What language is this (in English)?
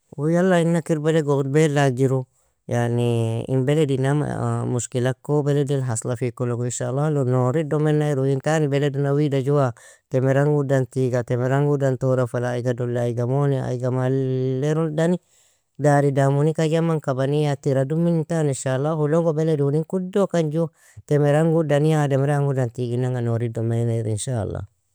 Nobiin